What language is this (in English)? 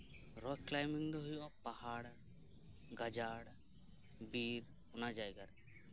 Santali